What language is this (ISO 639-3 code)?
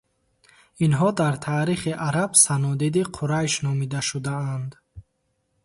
tgk